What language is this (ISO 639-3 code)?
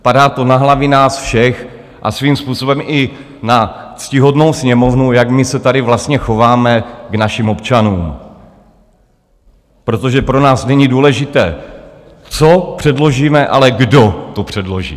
ces